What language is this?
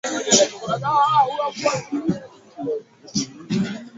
Swahili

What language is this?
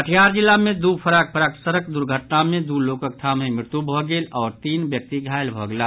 Maithili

